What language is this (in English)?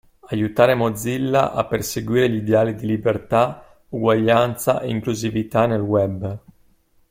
Italian